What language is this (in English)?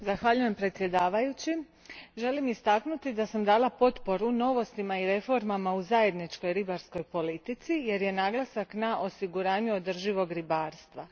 Croatian